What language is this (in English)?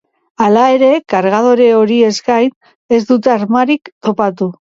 Basque